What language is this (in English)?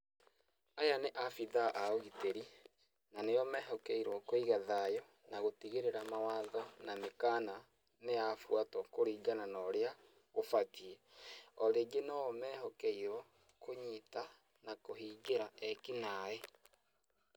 Kikuyu